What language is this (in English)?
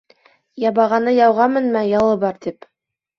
Bashkir